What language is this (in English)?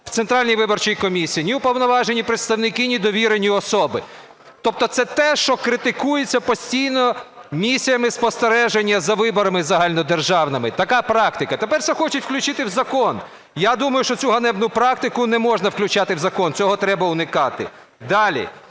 Ukrainian